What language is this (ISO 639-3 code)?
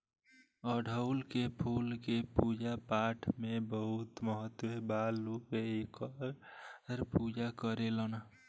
bho